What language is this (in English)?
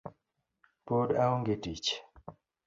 Luo (Kenya and Tanzania)